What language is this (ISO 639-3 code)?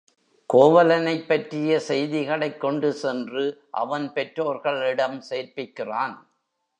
tam